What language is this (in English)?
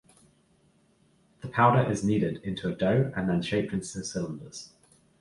English